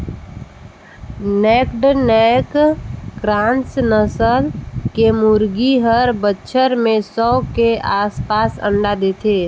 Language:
Chhattisgarhi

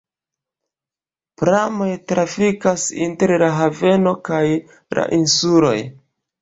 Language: Esperanto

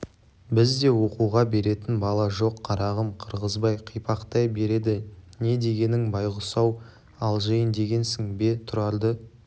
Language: Kazakh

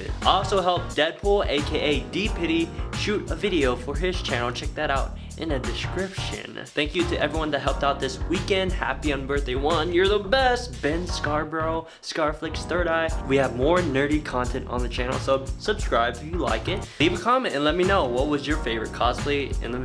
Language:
English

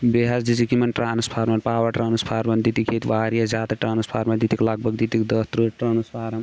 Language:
Kashmiri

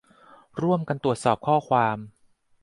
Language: Thai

